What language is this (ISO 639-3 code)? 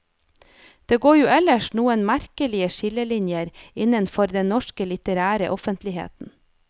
nor